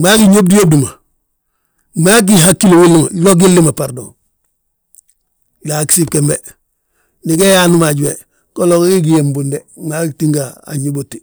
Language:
Balanta-Ganja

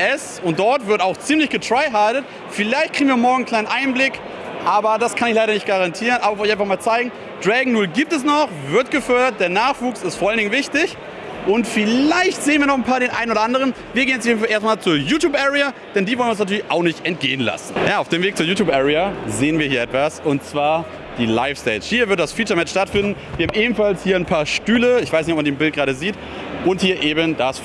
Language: German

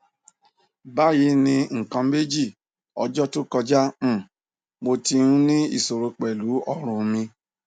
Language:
Yoruba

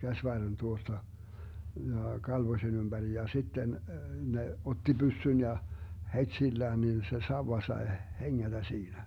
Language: Finnish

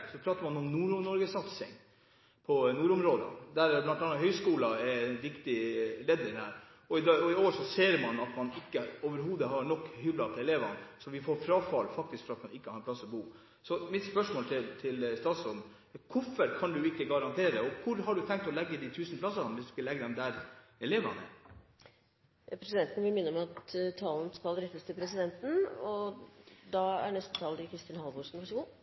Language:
Norwegian Bokmål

